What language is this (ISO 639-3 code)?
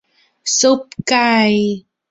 tha